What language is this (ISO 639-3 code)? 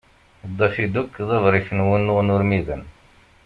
kab